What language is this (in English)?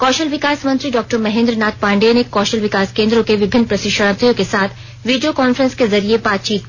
Hindi